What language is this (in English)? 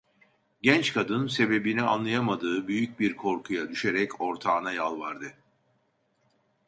Turkish